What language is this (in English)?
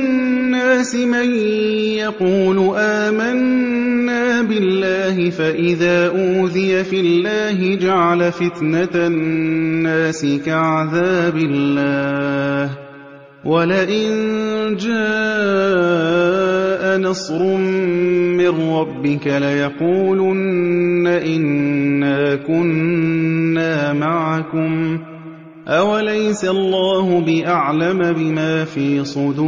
Arabic